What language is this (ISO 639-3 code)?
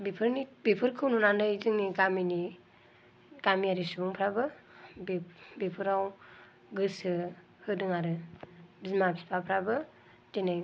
brx